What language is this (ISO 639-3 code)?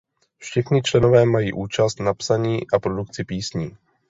ces